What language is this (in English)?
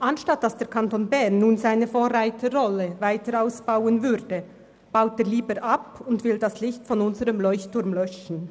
Swiss German